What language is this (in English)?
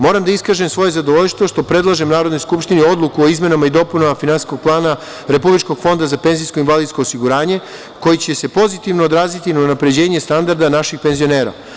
Serbian